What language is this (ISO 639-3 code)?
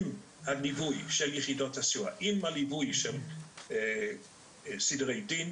heb